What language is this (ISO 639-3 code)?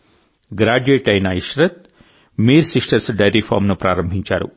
tel